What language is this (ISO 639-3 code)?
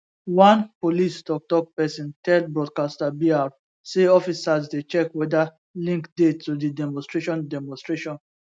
pcm